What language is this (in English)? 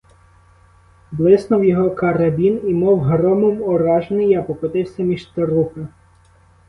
Ukrainian